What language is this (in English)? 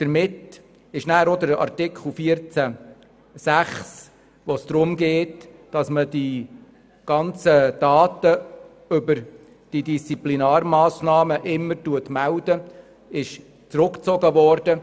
Swiss German